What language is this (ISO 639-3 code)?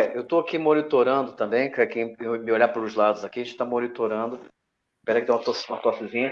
por